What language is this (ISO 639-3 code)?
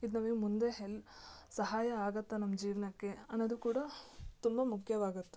kan